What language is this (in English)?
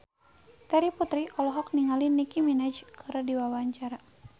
Sundanese